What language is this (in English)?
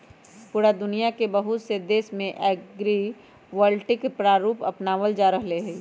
Magahi